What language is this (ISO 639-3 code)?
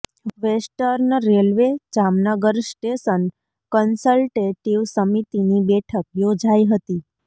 guj